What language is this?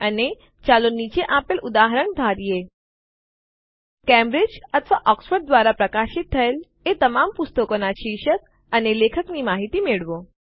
Gujarati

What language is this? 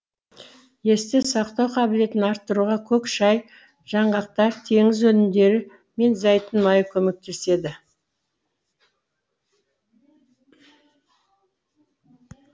Kazakh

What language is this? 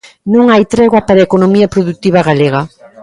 Galician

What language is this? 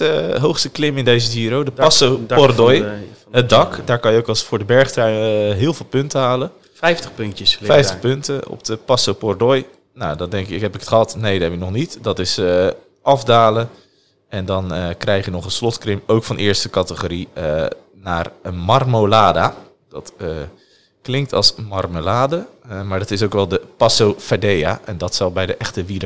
Dutch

